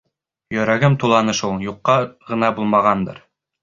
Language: Bashkir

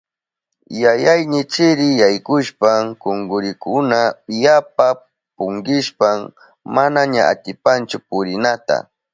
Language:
Southern Pastaza Quechua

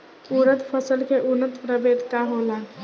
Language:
Bhojpuri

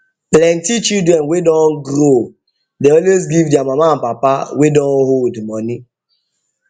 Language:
Nigerian Pidgin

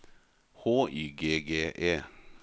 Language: Norwegian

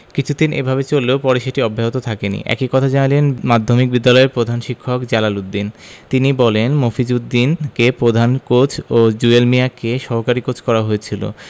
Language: Bangla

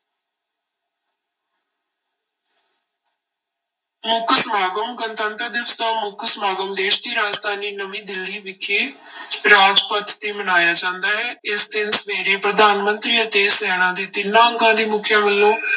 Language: Punjabi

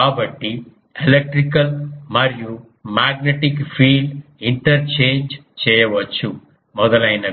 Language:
Telugu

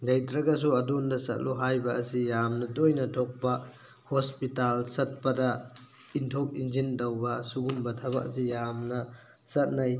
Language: Manipuri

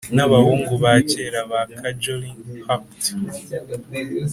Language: Kinyarwanda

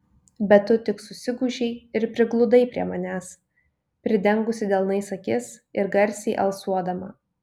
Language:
Lithuanian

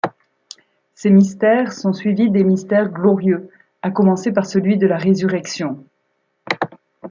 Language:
French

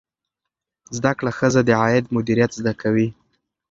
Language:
Pashto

